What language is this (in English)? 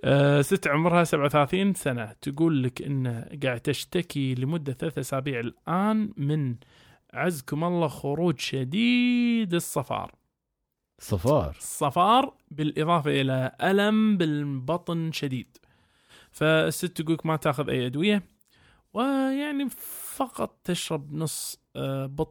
Arabic